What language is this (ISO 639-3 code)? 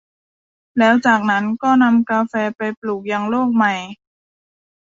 tha